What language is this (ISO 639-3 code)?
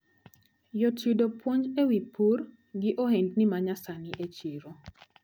luo